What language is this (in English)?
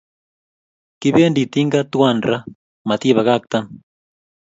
Kalenjin